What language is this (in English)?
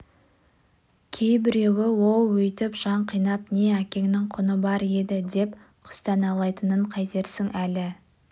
Kazakh